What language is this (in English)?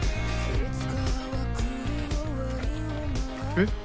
Japanese